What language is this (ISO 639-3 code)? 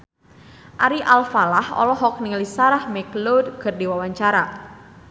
sun